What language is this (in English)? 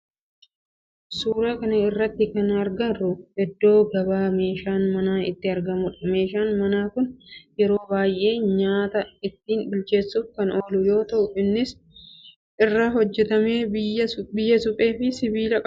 Oromo